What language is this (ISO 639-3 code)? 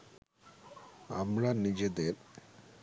ben